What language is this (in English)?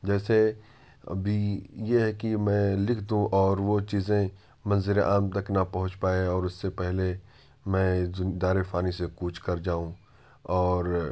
Urdu